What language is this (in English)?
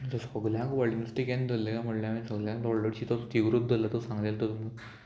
Konkani